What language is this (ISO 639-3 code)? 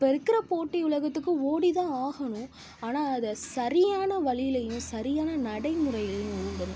tam